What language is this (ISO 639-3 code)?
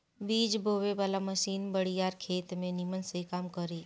bho